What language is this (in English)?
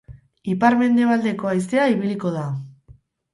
Basque